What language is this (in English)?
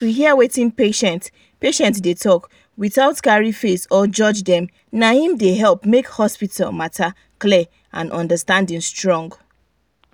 Nigerian Pidgin